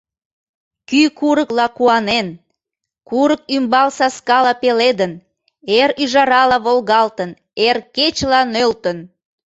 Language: Mari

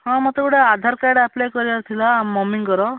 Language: Odia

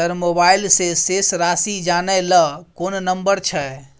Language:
Maithili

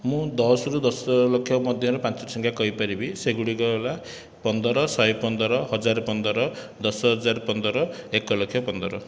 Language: Odia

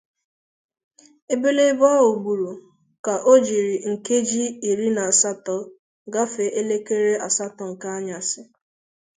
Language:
Igbo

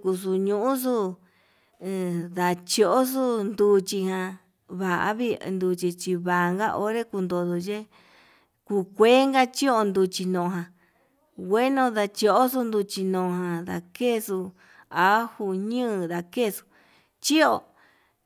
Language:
Yutanduchi Mixtec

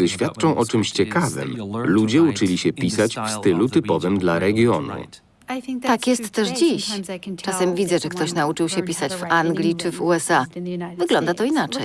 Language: Polish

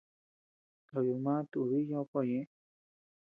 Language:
Tepeuxila Cuicatec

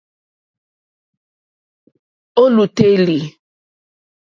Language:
Mokpwe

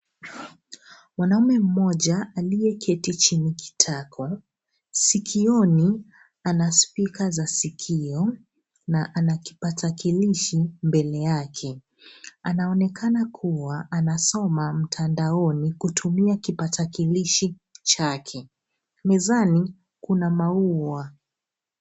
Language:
Swahili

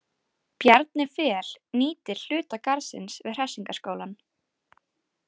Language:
Icelandic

